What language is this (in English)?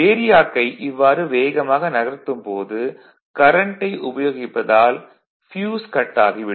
Tamil